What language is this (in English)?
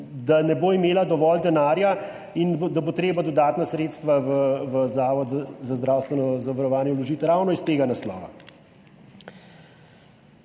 Slovenian